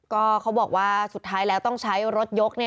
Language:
Thai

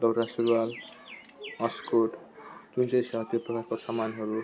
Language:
Nepali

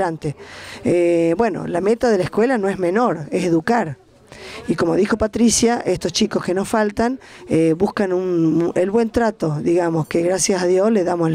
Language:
Spanish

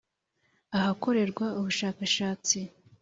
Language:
Kinyarwanda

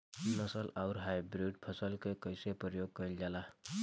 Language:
Bhojpuri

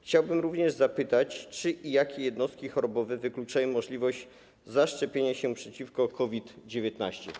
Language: Polish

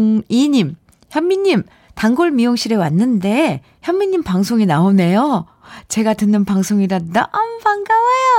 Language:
Korean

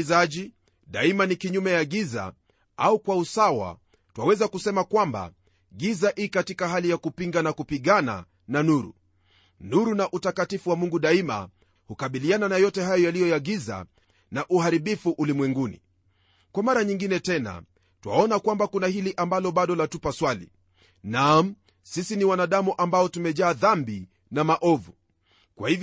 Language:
Swahili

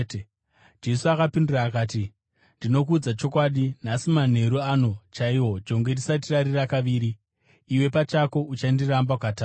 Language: Shona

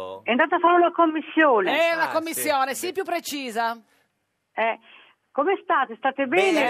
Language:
Italian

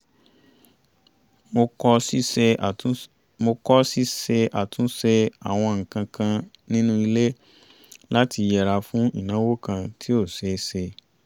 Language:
Yoruba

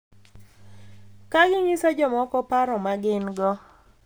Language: Luo (Kenya and Tanzania)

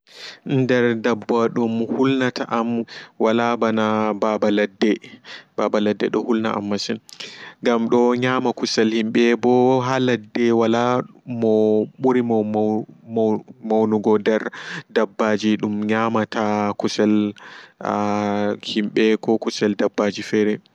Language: Fula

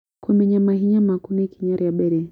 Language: Kikuyu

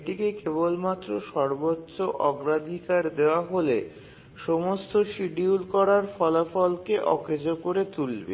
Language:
Bangla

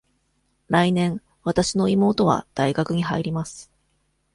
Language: Japanese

